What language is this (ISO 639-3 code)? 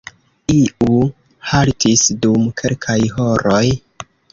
epo